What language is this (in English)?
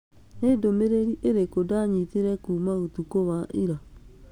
Kikuyu